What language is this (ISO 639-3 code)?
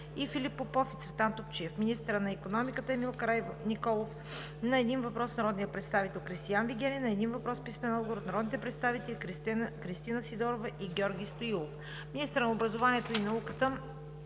bul